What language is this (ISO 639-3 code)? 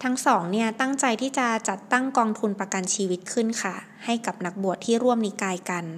tha